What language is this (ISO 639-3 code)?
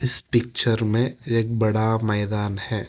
hin